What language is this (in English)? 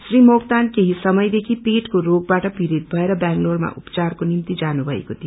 Nepali